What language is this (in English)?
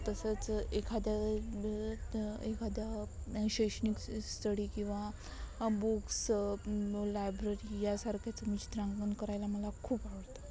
Marathi